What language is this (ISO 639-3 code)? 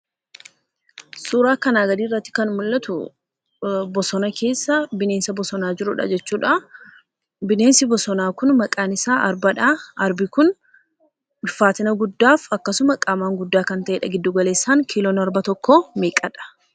orm